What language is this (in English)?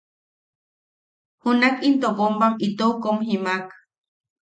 Yaqui